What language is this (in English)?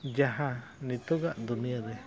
Santali